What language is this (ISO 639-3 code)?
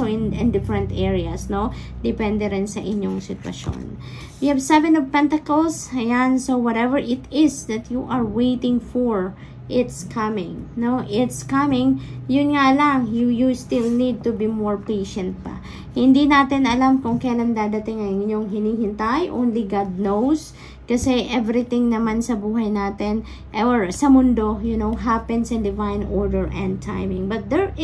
fil